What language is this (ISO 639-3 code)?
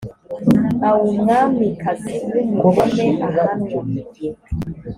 kin